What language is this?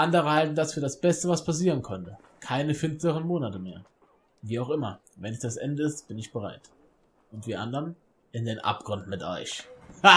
German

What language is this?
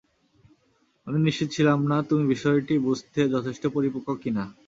Bangla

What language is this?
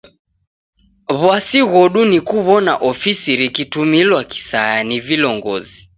Taita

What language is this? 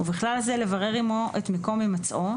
Hebrew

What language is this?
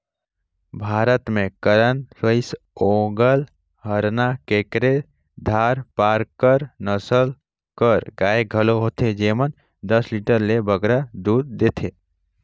Chhattisgarhi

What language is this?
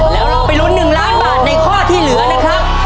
Thai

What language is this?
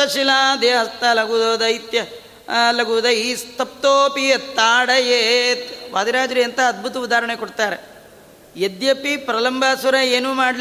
Kannada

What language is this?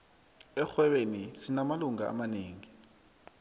South Ndebele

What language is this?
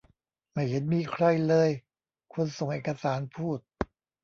Thai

